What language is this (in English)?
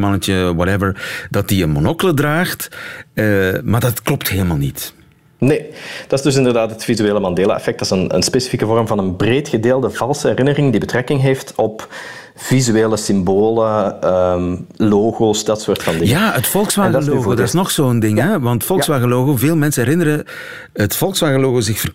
Dutch